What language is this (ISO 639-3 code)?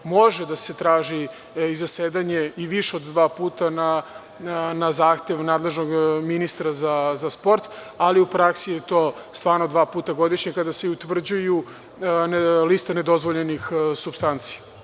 srp